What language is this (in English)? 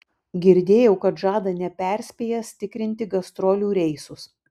Lithuanian